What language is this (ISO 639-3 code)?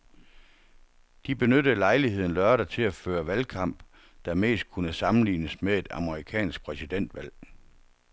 dan